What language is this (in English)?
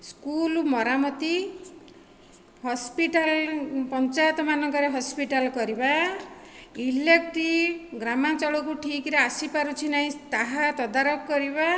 Odia